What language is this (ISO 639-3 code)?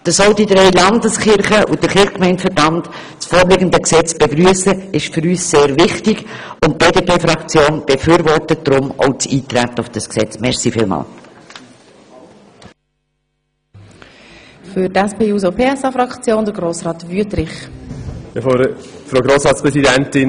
gsw